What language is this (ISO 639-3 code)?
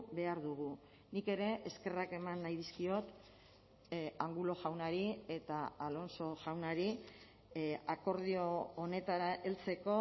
eus